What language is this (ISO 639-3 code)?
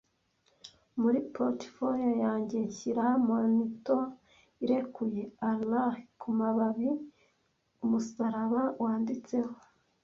kin